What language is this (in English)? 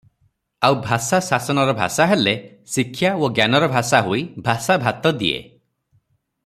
Odia